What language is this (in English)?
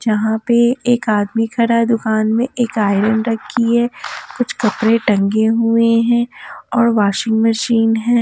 Hindi